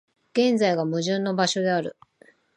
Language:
Japanese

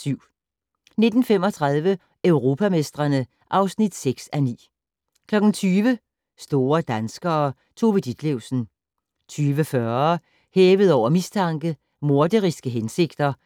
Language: Danish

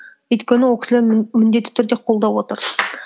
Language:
Kazakh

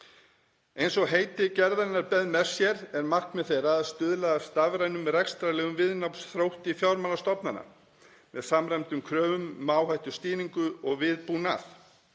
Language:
Icelandic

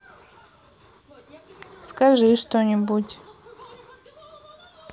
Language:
Russian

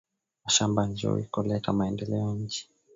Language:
Swahili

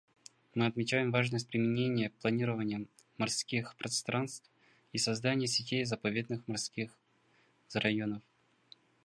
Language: Russian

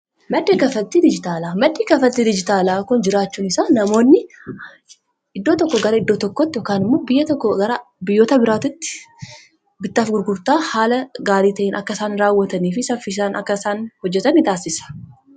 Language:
Oromo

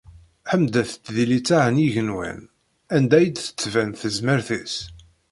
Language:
Kabyle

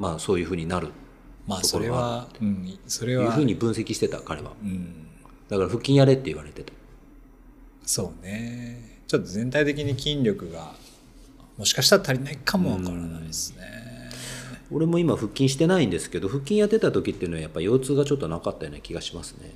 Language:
Japanese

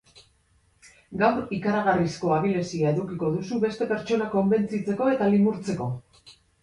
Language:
Basque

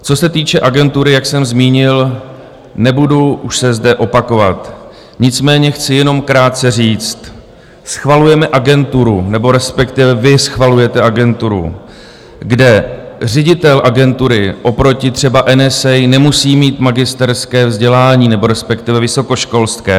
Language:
Czech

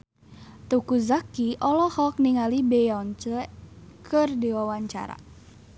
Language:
Sundanese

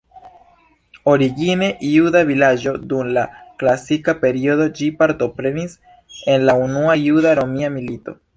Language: Esperanto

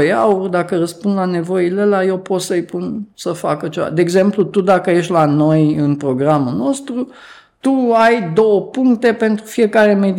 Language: Romanian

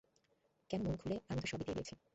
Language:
Bangla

